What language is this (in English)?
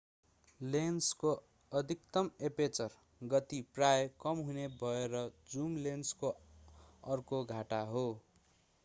Nepali